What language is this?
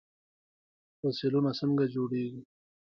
Pashto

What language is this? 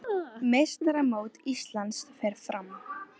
Icelandic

